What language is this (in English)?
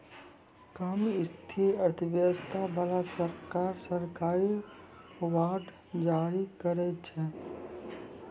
Maithili